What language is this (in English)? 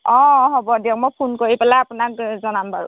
Assamese